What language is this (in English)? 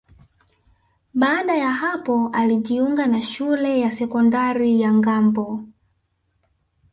Swahili